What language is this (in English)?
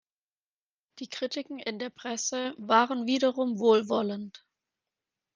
German